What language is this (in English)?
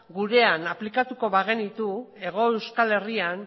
Basque